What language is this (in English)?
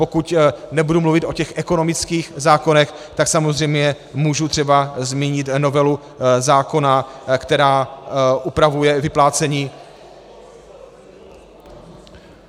Czech